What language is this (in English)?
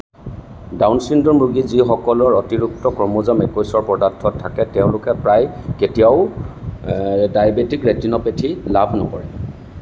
Assamese